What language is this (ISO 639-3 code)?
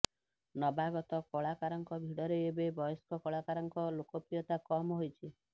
ori